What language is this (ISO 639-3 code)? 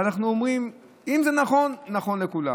heb